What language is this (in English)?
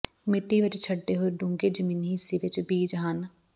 Punjabi